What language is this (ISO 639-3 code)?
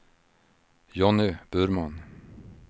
swe